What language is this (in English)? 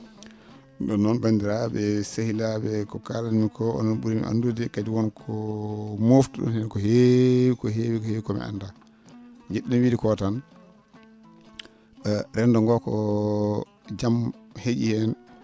Fula